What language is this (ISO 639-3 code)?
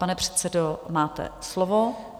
ces